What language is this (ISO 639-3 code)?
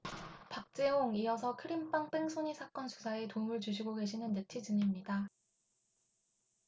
kor